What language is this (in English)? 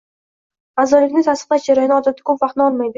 Uzbek